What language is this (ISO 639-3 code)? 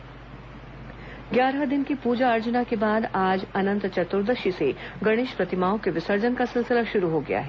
hin